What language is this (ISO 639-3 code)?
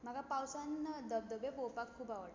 kok